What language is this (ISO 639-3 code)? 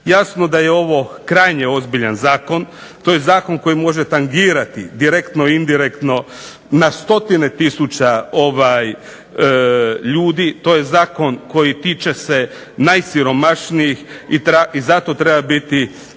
hrv